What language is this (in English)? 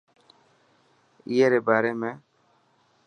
Dhatki